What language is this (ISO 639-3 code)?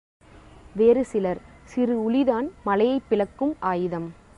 tam